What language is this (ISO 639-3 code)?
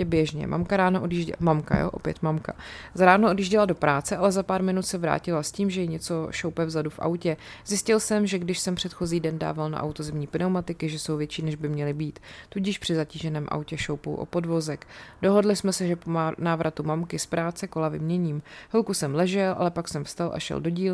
ces